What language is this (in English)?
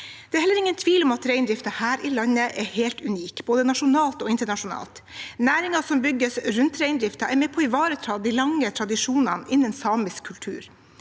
Norwegian